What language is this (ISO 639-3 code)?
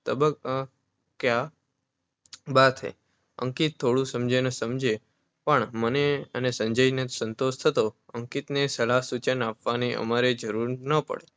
guj